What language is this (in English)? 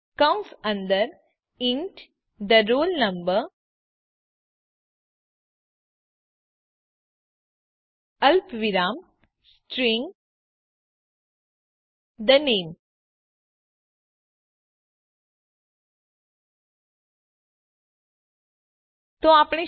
Gujarati